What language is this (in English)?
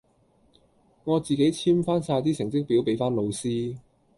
Cantonese